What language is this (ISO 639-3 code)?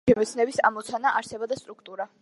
kat